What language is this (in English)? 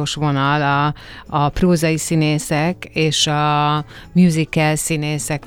Hungarian